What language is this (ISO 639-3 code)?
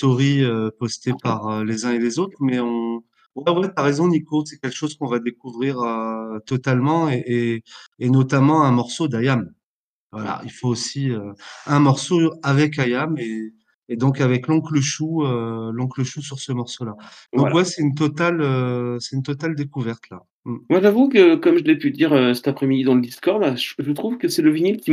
fra